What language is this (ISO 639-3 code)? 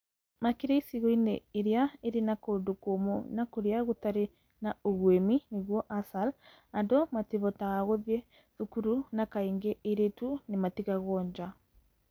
kik